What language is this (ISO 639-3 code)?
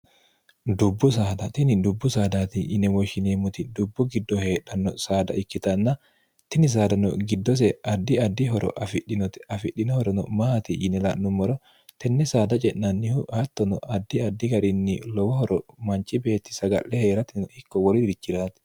sid